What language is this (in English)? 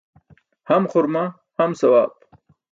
Burushaski